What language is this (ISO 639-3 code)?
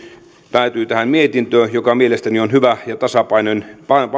fin